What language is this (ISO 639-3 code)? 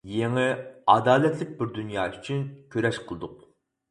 uig